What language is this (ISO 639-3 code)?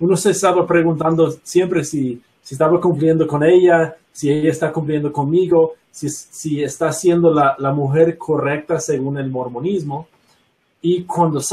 spa